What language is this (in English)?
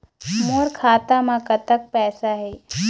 Chhattisgarhi